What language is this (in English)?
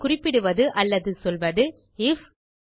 Tamil